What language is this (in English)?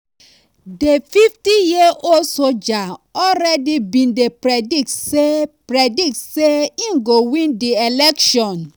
Nigerian Pidgin